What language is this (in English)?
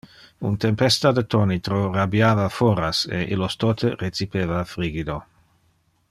Interlingua